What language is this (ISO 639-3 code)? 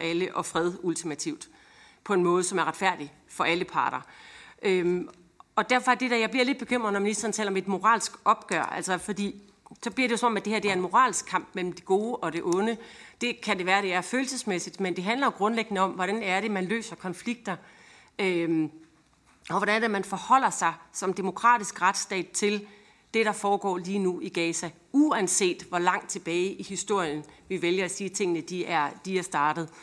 dan